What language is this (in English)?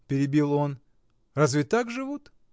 Russian